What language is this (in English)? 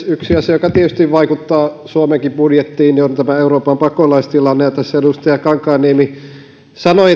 Finnish